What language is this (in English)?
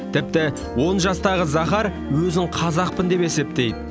Kazakh